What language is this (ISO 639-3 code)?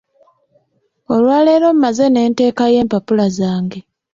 lug